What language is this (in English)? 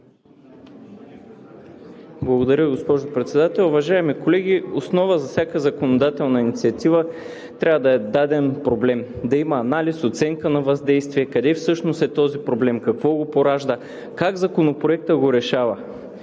Bulgarian